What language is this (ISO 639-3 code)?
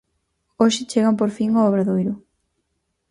glg